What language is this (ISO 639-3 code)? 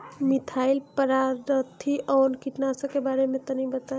bho